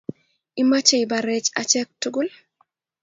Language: Kalenjin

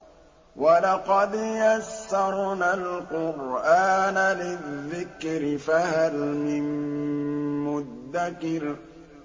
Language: Arabic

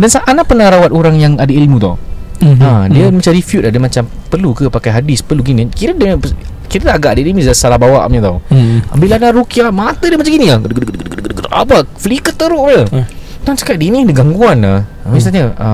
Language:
Malay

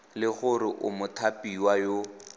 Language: Tswana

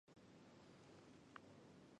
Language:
Chinese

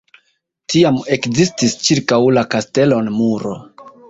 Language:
Esperanto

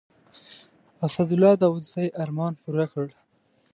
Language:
Pashto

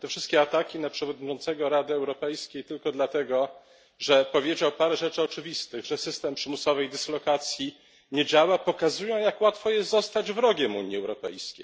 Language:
Polish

